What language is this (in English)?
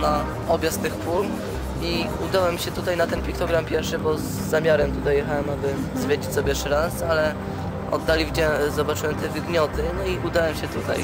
Polish